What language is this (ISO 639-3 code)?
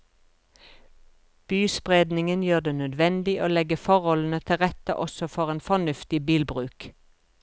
nor